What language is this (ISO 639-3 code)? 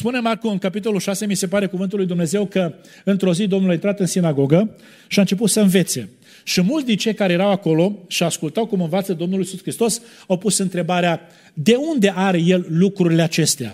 ron